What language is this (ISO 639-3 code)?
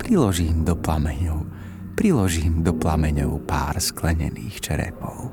slk